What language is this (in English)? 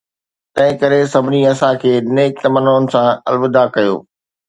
Sindhi